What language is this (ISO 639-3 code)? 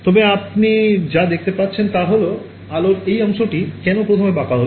ben